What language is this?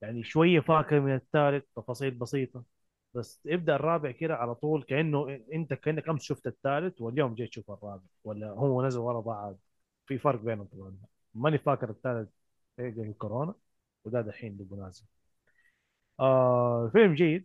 Arabic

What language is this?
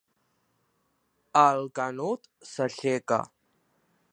Catalan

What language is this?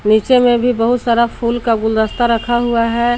Hindi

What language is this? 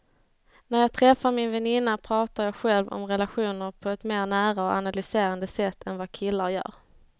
Swedish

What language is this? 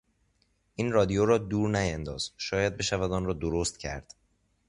Persian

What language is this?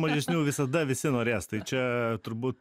Lithuanian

